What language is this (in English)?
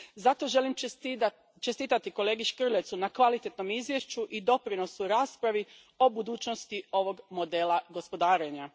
Croatian